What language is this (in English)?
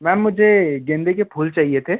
Hindi